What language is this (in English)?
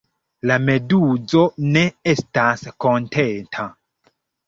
Esperanto